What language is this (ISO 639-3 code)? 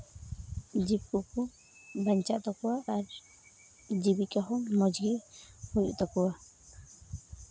sat